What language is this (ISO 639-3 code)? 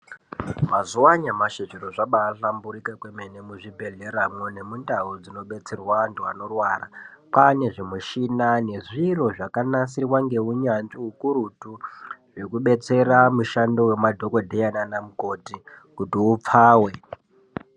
ndc